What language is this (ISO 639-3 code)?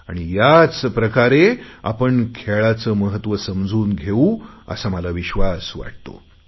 mar